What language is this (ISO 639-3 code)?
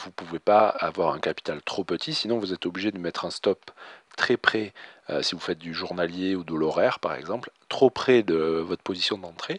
fra